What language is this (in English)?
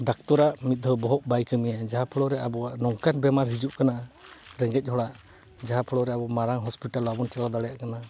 Santali